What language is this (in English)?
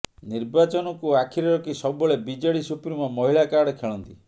Odia